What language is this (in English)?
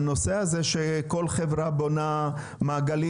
Hebrew